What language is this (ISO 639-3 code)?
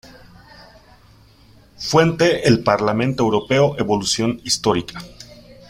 spa